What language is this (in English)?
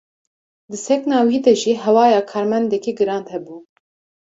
Kurdish